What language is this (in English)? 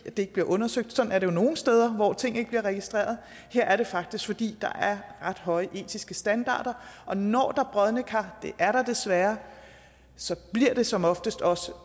Danish